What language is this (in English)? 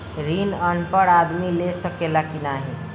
Bhojpuri